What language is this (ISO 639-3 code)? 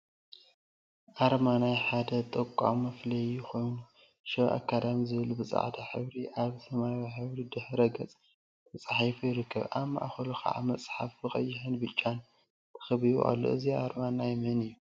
tir